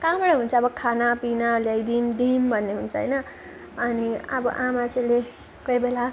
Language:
Nepali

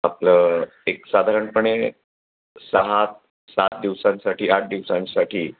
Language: Marathi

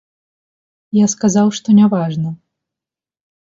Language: Belarusian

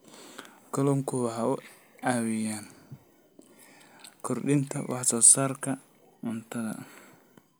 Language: Somali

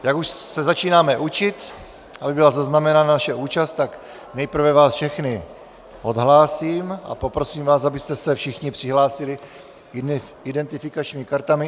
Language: Czech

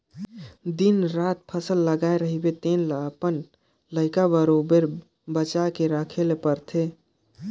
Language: Chhattisgarhi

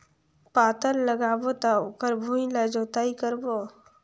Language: Chhattisgarhi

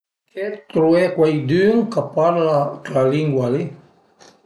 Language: Piedmontese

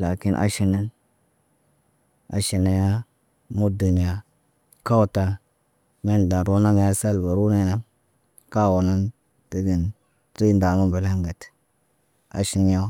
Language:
Naba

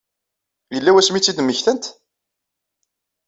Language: Kabyle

